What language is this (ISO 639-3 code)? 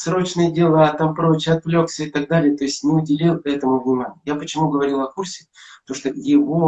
rus